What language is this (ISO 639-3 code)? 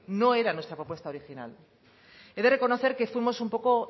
spa